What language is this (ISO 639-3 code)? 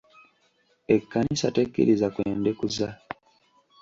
lug